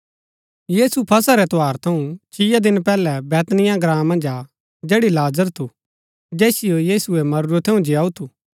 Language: Gaddi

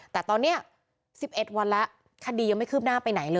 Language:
Thai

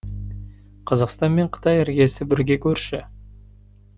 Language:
Kazakh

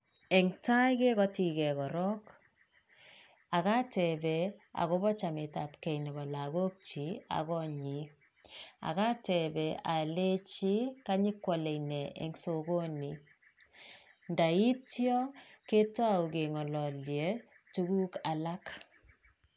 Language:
Kalenjin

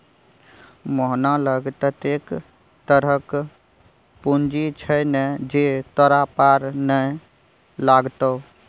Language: Maithili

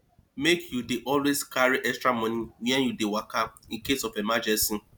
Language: Nigerian Pidgin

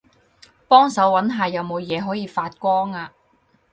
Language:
Cantonese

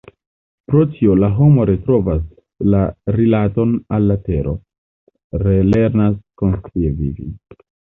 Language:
Esperanto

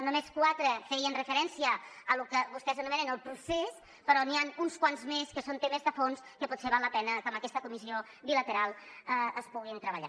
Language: Catalan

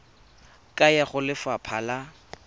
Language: Tswana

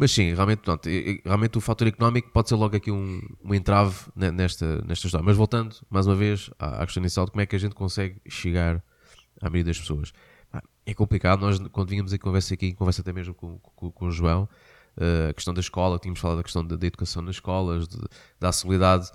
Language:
Portuguese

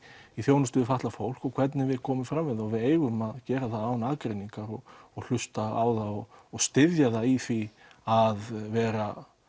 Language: Icelandic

